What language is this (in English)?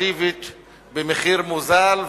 Hebrew